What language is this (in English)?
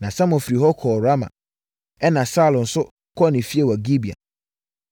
Akan